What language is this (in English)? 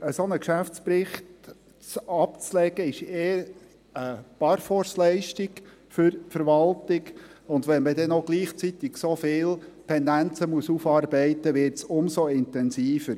Swiss German